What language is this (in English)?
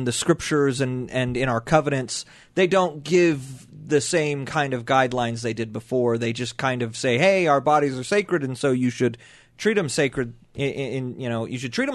English